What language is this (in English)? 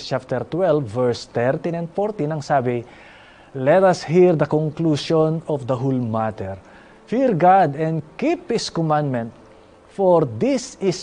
Filipino